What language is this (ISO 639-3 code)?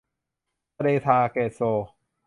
tha